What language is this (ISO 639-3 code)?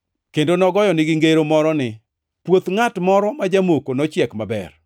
luo